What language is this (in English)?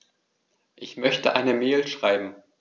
German